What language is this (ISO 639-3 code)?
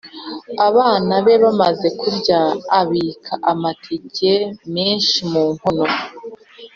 kin